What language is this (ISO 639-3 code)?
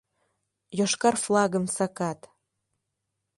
chm